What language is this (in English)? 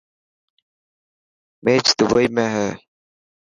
Dhatki